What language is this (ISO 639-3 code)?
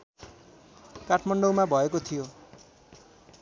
nep